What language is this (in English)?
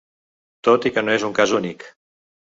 Catalan